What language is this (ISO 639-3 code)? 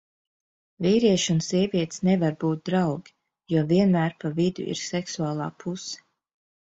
lav